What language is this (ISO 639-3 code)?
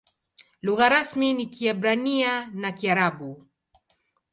swa